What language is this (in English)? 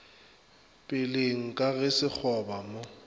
Northern Sotho